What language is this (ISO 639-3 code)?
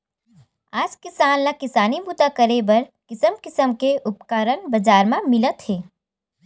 hne